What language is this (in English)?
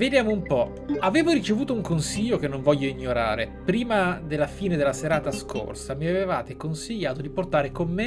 Italian